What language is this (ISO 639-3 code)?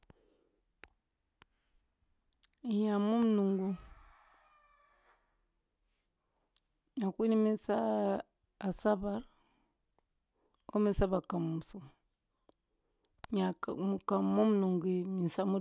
bbu